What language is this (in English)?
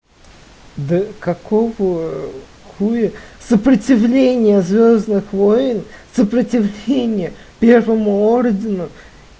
Russian